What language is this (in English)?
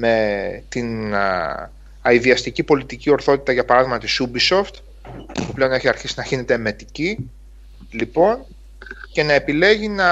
Greek